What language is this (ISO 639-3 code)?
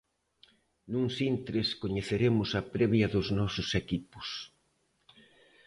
glg